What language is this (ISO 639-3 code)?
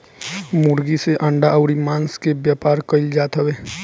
bho